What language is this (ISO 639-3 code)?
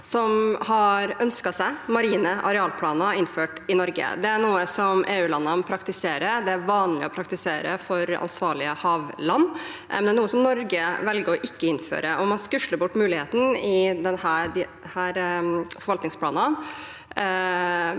nor